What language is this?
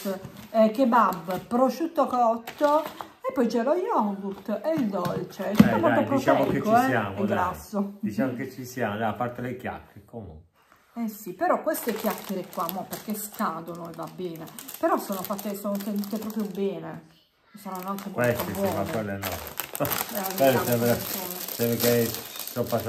Italian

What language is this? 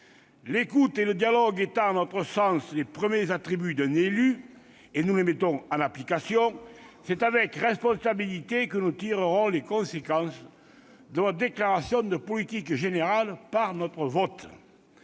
French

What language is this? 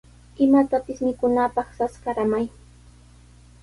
Sihuas Ancash Quechua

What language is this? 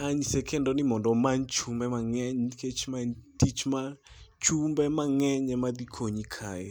Luo (Kenya and Tanzania)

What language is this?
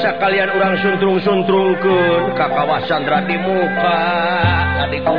Indonesian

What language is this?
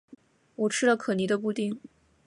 Chinese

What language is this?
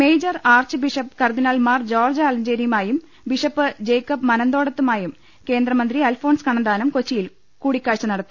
Malayalam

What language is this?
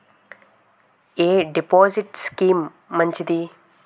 Telugu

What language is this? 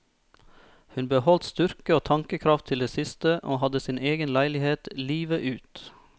Norwegian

